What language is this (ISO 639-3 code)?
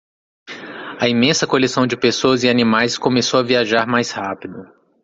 por